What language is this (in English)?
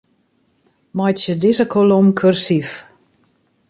Western Frisian